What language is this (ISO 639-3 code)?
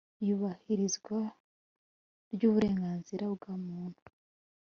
kin